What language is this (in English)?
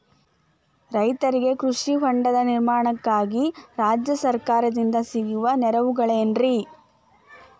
Kannada